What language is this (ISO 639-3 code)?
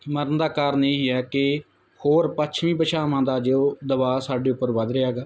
pan